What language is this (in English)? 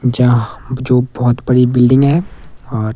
Hindi